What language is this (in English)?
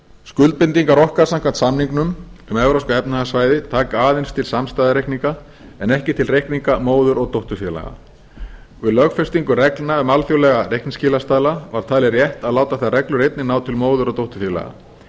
Icelandic